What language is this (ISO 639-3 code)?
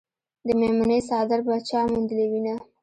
pus